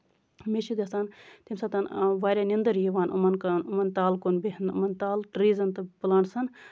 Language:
Kashmiri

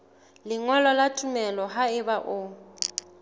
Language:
Southern Sotho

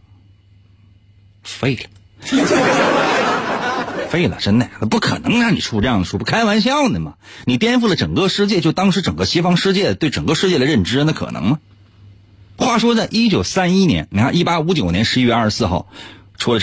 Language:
Chinese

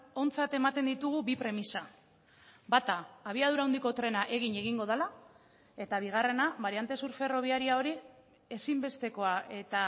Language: Basque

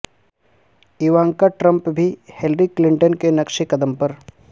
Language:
Urdu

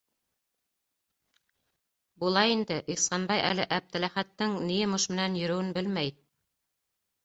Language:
Bashkir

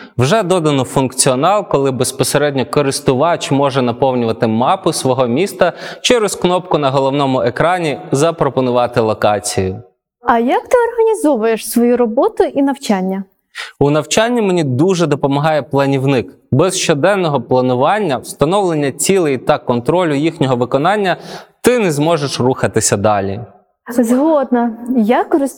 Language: Ukrainian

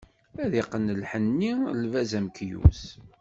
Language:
Kabyle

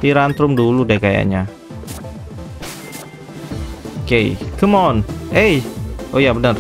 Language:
Indonesian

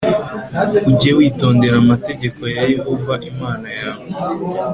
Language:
Kinyarwanda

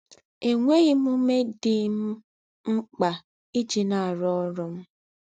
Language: Igbo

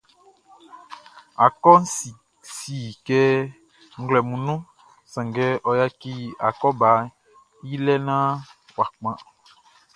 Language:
Baoulé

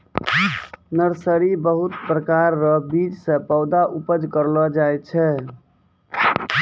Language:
Maithili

